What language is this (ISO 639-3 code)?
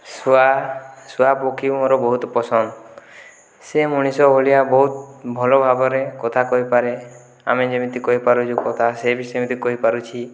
ori